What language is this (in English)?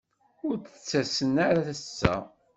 Kabyle